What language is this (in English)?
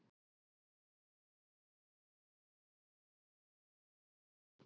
Icelandic